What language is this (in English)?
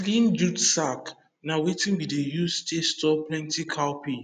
Nigerian Pidgin